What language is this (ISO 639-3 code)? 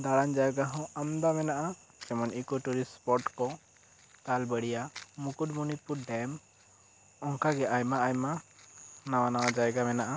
sat